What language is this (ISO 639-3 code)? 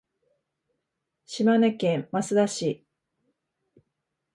jpn